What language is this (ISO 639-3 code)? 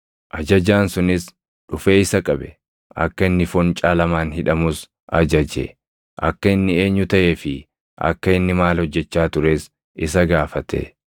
orm